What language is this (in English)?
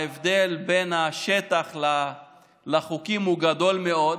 Hebrew